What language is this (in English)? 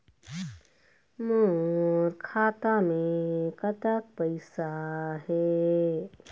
Chhattisgarhi